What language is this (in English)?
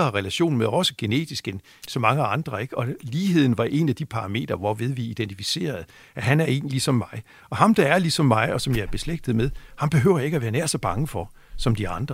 Danish